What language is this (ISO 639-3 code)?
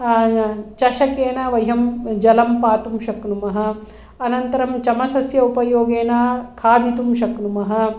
san